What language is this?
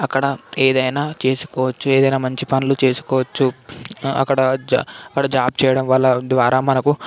Telugu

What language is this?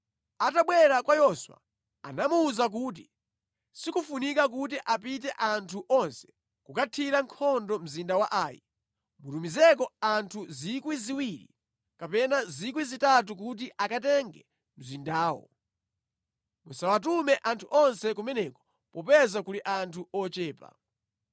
Nyanja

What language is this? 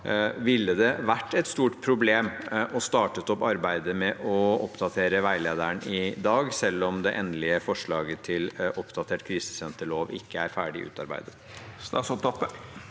Norwegian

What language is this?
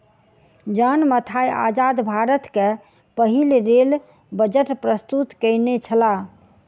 Maithili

